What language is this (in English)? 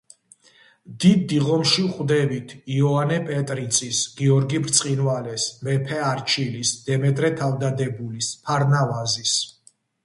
Georgian